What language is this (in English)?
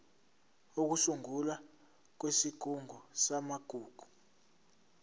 Zulu